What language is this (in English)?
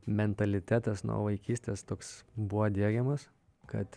Lithuanian